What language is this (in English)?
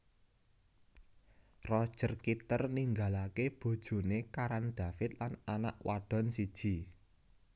Javanese